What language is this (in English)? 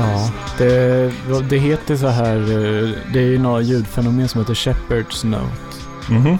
Swedish